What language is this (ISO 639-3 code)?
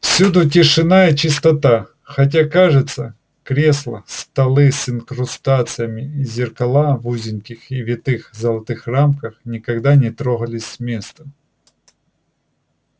rus